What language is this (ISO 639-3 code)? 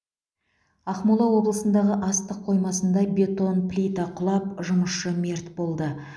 kaz